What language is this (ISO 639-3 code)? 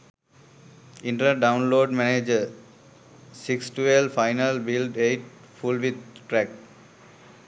sin